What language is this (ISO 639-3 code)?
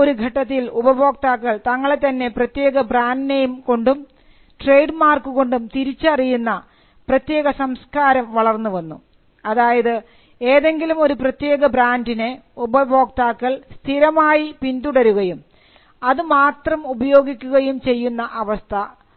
mal